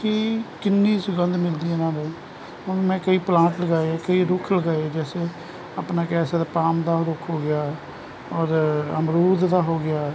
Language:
Punjabi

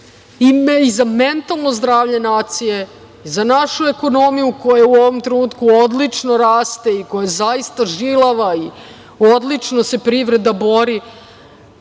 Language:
Serbian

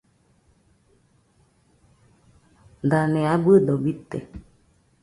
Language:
Nüpode Huitoto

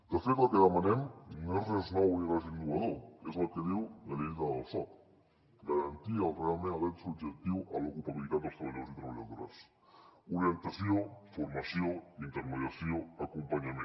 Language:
Catalan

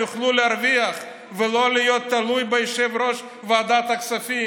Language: Hebrew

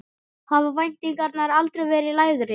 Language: Icelandic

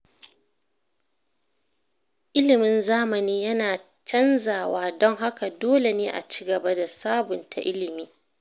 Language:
Hausa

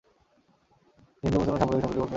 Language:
Bangla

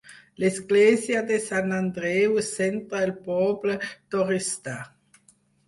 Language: Catalan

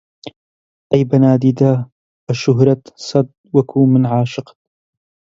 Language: Central Kurdish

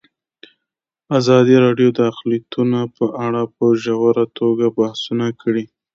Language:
Pashto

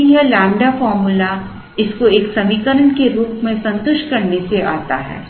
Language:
Hindi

